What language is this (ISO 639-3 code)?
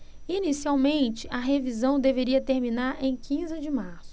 por